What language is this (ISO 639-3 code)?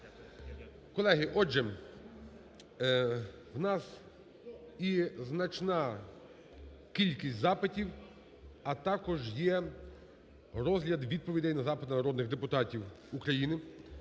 ukr